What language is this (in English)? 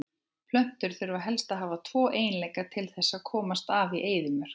Icelandic